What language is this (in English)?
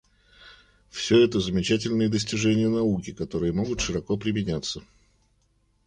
Russian